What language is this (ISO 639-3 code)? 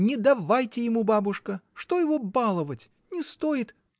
rus